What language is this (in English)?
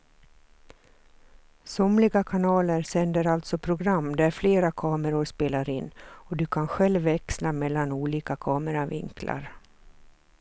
Swedish